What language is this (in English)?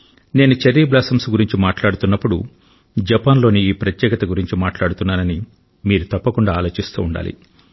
Telugu